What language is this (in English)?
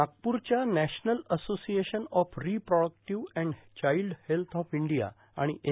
Marathi